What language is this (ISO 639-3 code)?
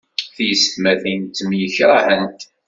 kab